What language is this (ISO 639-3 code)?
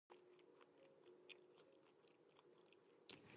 jpn